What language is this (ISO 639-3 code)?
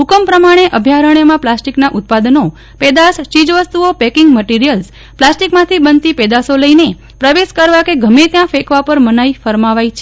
guj